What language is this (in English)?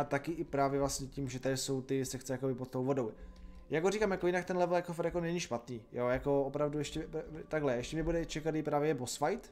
Czech